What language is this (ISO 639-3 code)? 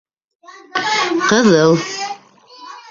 bak